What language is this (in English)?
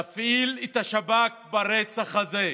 Hebrew